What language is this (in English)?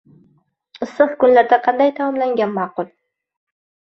Uzbek